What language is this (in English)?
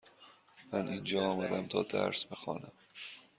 Persian